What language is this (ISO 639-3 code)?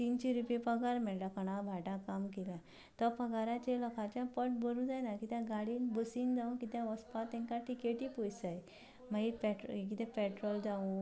kok